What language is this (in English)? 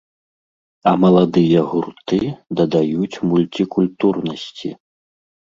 Belarusian